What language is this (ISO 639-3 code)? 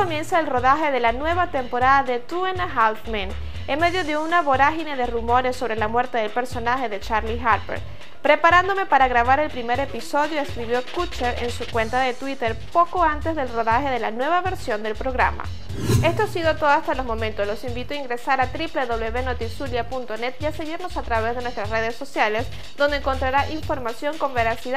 spa